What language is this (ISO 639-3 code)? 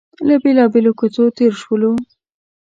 pus